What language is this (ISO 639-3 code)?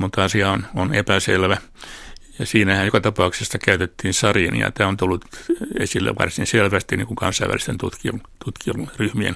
fin